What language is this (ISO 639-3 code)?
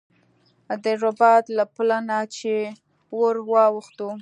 pus